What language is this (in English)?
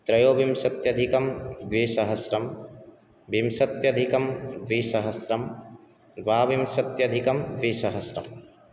Sanskrit